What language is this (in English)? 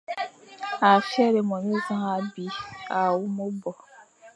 Fang